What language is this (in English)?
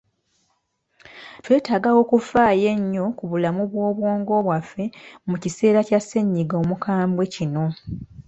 Ganda